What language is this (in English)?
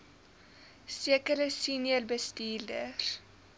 Afrikaans